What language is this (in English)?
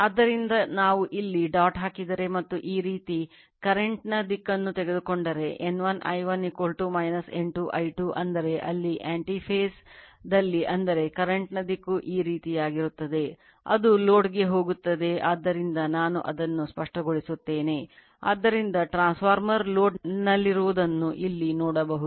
Kannada